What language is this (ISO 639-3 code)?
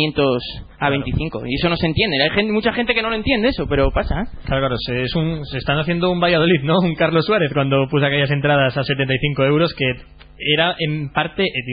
spa